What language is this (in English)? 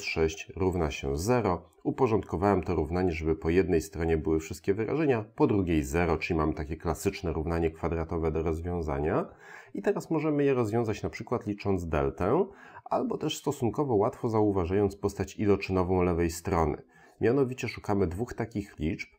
Polish